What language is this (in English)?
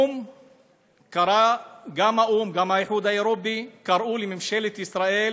Hebrew